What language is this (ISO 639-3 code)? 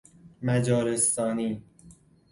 fas